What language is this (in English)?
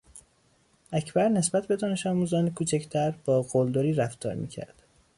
Persian